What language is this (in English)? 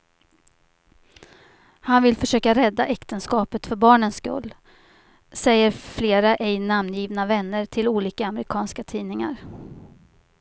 Swedish